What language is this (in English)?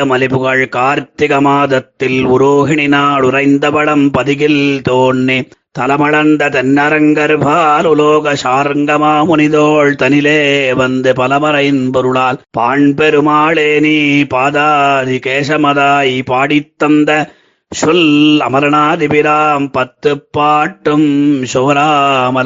Tamil